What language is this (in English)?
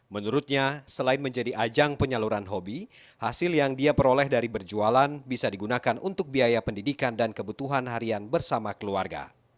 Indonesian